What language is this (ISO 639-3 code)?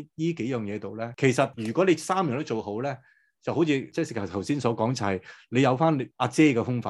zho